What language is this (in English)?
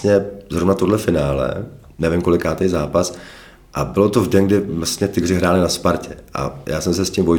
Czech